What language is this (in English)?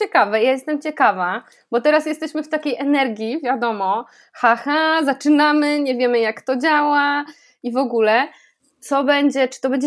Polish